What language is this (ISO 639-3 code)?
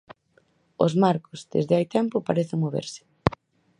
glg